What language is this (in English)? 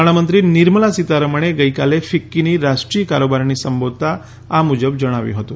Gujarati